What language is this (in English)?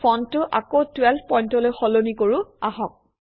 Assamese